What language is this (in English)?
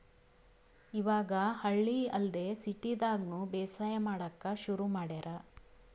Kannada